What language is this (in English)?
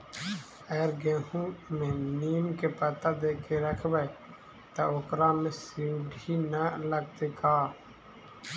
Magahi